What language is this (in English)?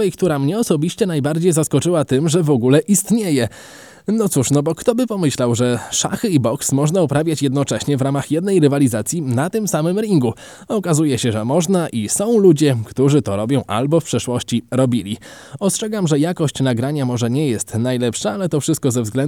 Polish